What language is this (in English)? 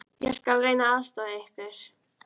Icelandic